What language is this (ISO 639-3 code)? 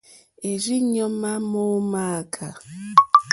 bri